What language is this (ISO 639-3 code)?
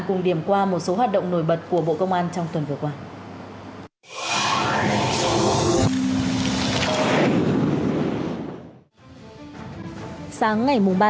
vie